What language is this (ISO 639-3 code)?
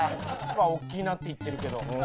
jpn